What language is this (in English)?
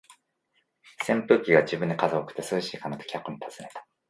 Japanese